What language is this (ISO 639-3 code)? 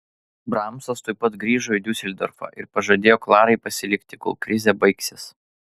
lit